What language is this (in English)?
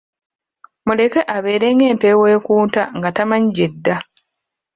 Ganda